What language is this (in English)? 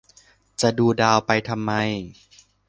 Thai